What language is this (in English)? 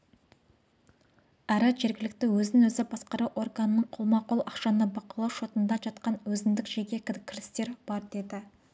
Kazakh